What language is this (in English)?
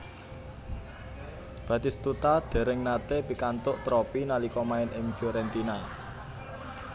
Javanese